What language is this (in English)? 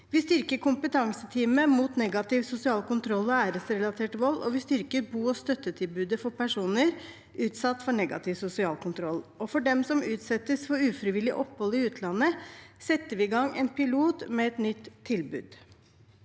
Norwegian